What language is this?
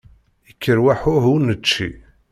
Kabyle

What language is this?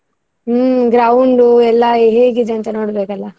Kannada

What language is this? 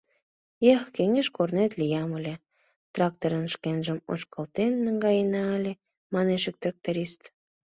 Mari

